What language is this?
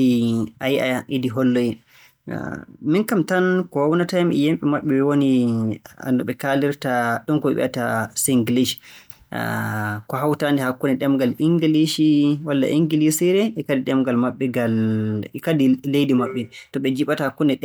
Borgu Fulfulde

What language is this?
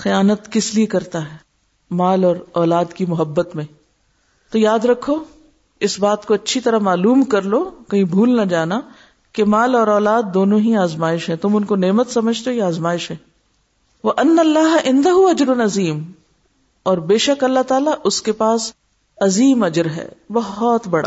Urdu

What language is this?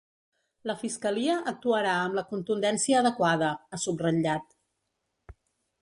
Catalan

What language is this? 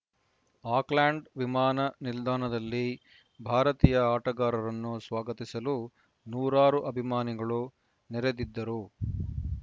Kannada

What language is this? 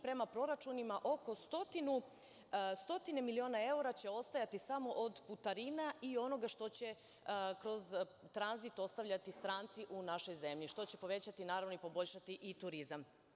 Serbian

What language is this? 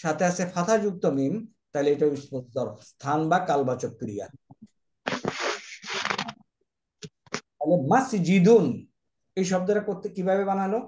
Bangla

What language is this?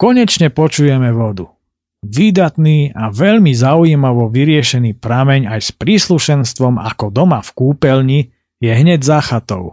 Slovak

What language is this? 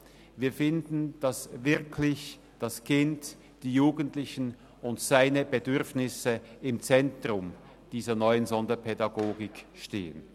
Swiss German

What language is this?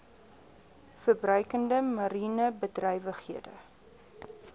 Afrikaans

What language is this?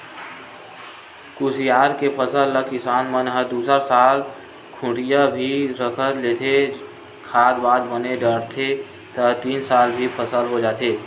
Chhattisgarhi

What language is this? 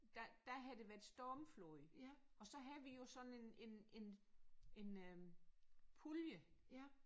Danish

